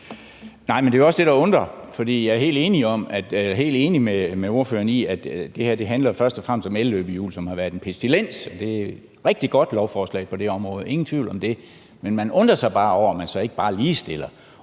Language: Danish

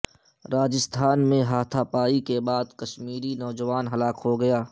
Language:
Urdu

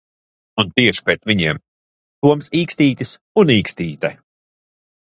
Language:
Latvian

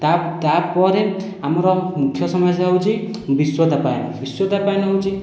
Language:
Odia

